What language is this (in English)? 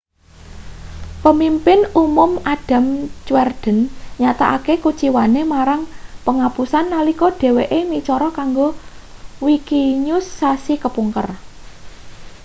Javanese